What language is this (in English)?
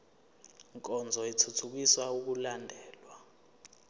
Zulu